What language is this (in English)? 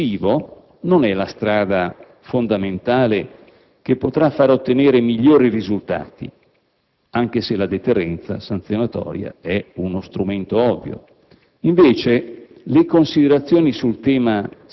Italian